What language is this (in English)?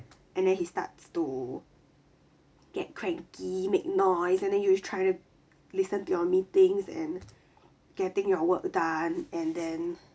English